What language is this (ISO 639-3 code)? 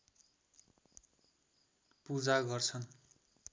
nep